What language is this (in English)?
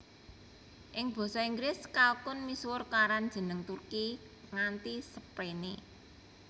Javanese